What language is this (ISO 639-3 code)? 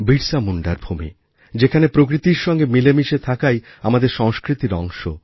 ben